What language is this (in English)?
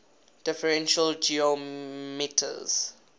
English